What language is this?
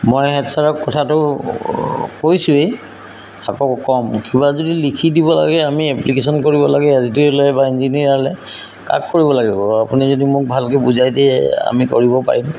Assamese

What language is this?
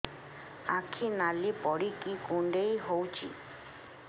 Odia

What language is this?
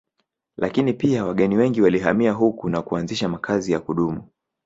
Swahili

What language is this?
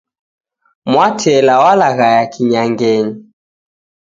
Taita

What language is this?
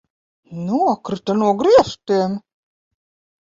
Latvian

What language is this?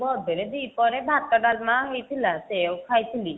Odia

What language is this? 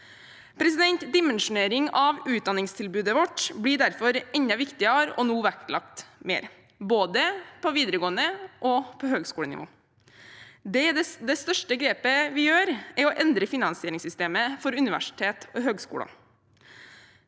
Norwegian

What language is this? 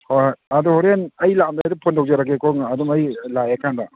Manipuri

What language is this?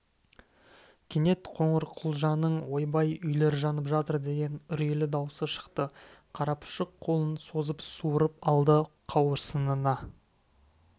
Kazakh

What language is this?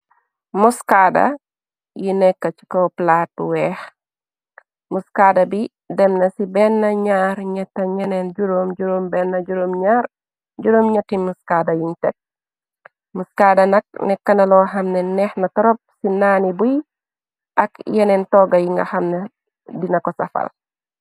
Wolof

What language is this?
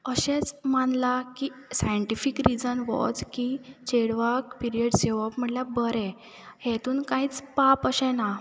Konkani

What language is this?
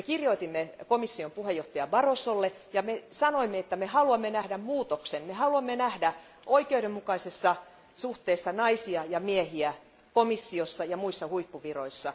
Finnish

